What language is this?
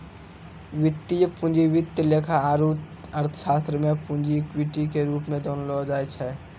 Maithili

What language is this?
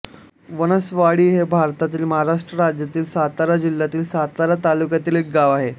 Marathi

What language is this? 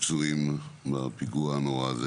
Hebrew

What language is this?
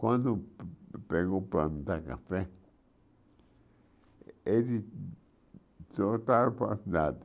Portuguese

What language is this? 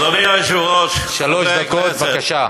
Hebrew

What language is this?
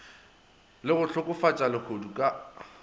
Northern Sotho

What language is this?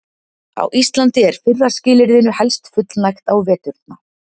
Icelandic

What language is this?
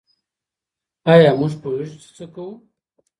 Pashto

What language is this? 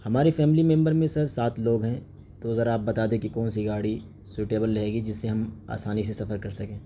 Urdu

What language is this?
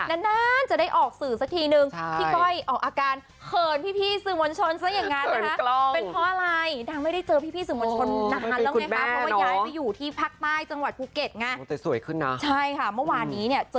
Thai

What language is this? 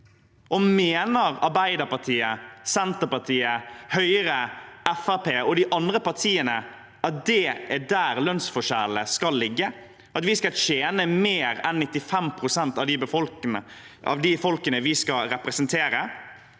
Norwegian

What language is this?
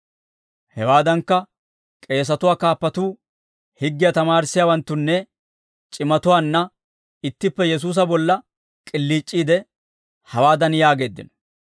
Dawro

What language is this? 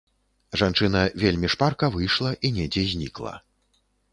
Belarusian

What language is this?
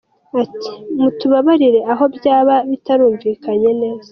Kinyarwanda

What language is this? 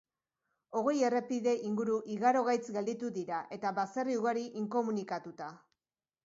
Basque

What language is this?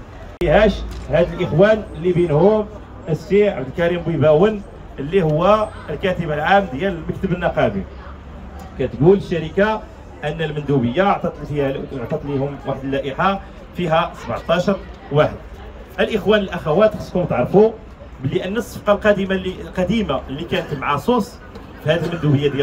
Arabic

